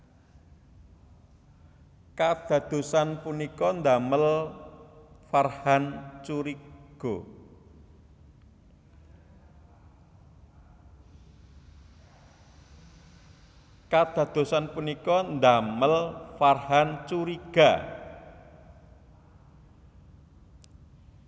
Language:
Javanese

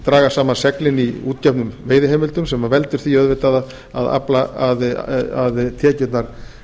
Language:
Icelandic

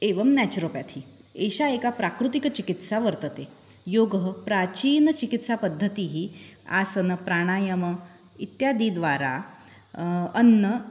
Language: Sanskrit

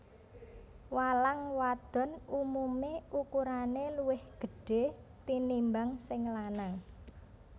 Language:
Javanese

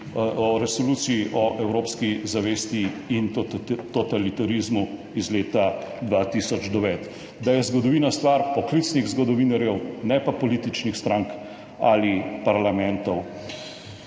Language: Slovenian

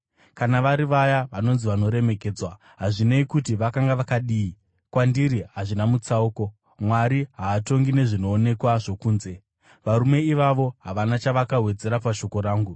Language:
Shona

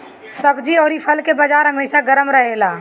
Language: Bhojpuri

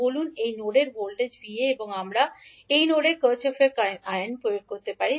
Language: Bangla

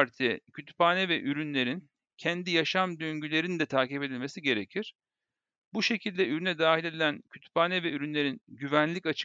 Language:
Turkish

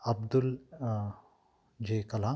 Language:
Kannada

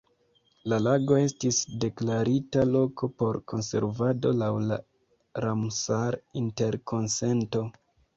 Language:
Esperanto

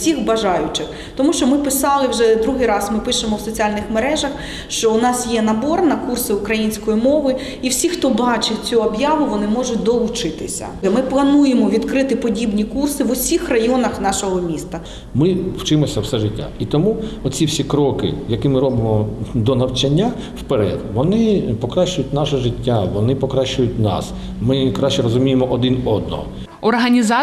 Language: Ukrainian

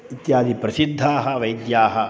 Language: Sanskrit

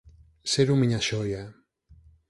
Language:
Galician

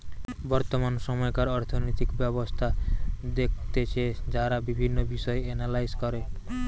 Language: Bangla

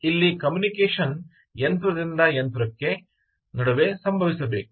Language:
Kannada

